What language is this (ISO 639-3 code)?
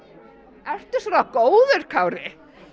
isl